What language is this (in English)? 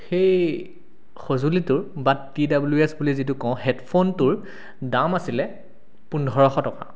Assamese